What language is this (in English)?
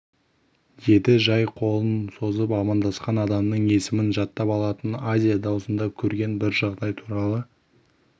Kazakh